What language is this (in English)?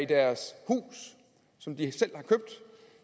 Danish